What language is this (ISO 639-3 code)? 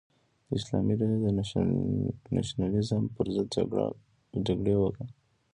pus